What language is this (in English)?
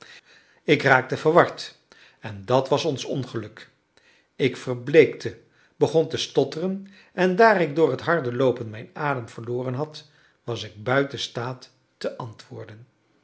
Dutch